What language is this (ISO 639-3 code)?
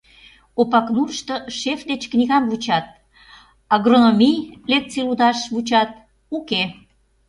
chm